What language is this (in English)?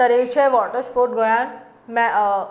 Konkani